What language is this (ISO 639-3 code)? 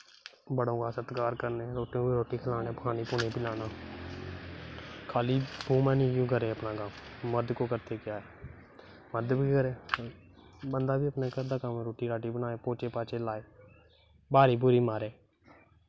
doi